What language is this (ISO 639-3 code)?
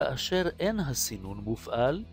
heb